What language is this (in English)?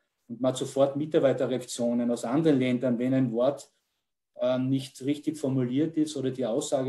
German